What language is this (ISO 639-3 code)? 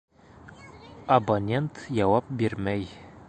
bak